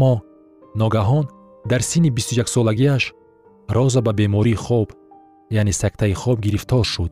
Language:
Persian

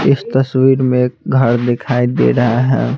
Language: Hindi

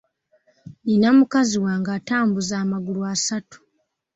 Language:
Ganda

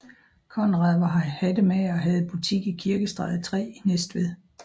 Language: Danish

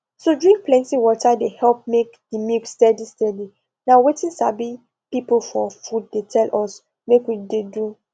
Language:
Nigerian Pidgin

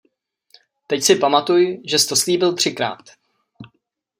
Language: Czech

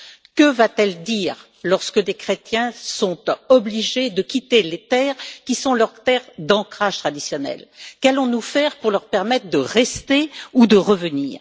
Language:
French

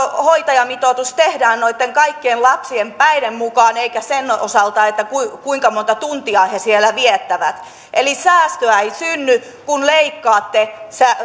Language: Finnish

